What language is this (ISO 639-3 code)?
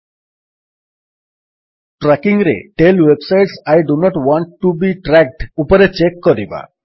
ori